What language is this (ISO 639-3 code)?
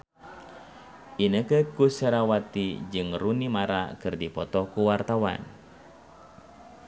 sun